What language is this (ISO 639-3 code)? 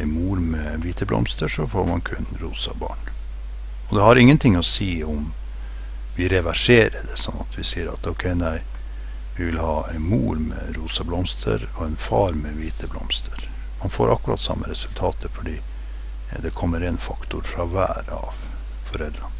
nor